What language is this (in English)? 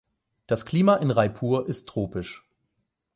German